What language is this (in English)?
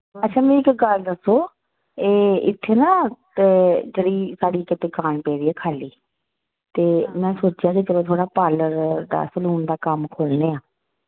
Dogri